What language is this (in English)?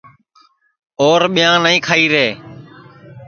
Sansi